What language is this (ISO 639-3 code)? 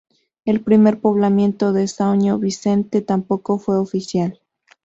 spa